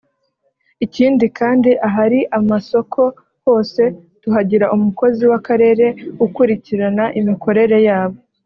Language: Kinyarwanda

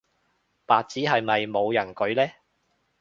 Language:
Cantonese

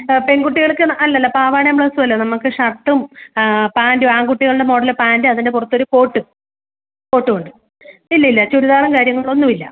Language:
Malayalam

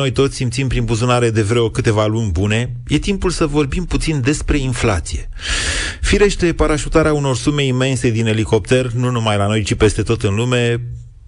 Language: Romanian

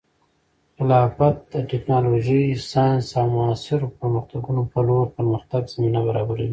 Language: Pashto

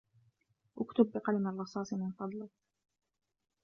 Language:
Arabic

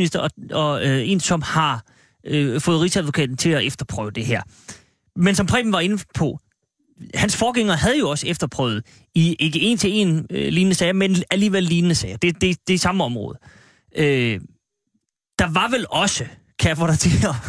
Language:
Danish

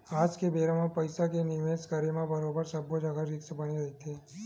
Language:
Chhattisgarhi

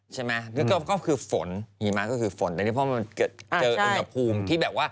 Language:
Thai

